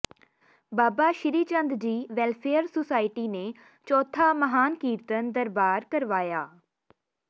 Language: Punjabi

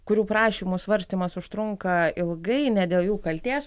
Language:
Lithuanian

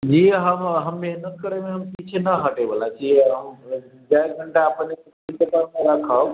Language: Maithili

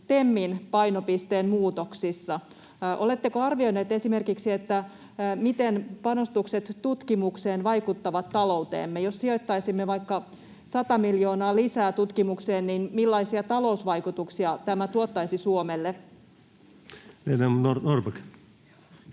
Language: Finnish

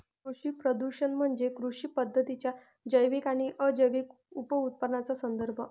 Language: Marathi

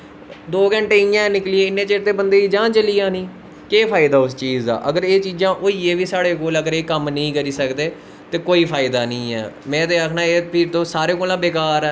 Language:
Dogri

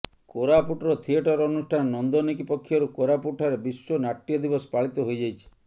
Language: Odia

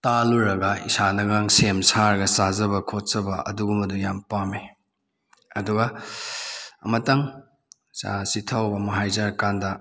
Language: Manipuri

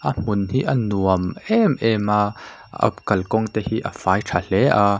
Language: Mizo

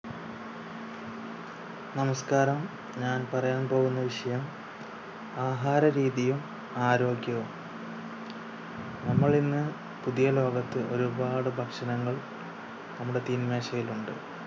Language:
Malayalam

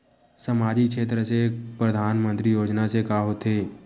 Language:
Chhattisgarhi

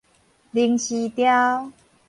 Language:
Min Nan Chinese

